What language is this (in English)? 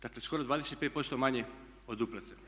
Croatian